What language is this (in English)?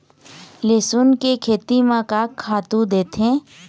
Chhattisgarhi